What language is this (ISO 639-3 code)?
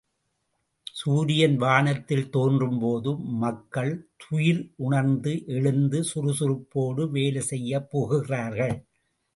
tam